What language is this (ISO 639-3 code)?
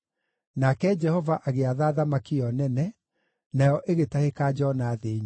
kik